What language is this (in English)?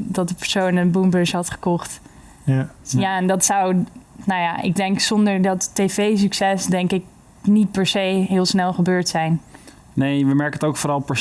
Dutch